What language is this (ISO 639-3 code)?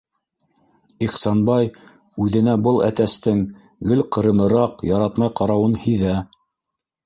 bak